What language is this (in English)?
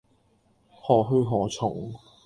Cantonese